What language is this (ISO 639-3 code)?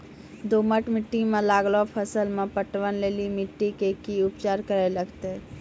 mai